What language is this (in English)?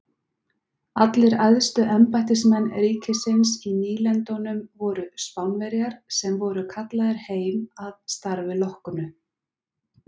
Icelandic